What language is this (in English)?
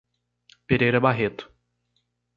Portuguese